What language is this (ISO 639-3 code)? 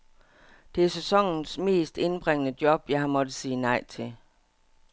dan